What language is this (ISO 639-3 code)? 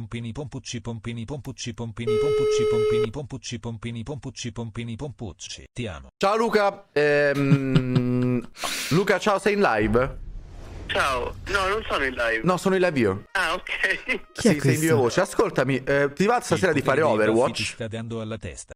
ita